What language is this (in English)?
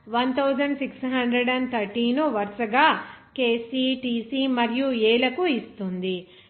Telugu